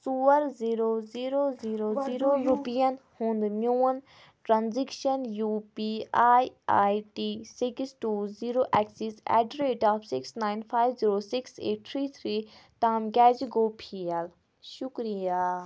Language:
Kashmiri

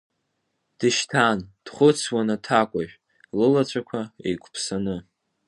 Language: Abkhazian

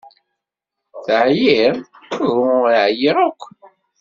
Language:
Kabyle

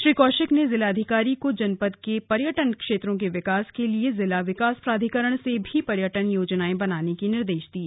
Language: Hindi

